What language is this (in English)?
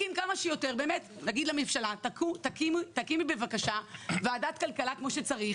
Hebrew